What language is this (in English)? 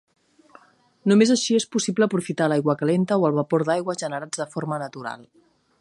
Catalan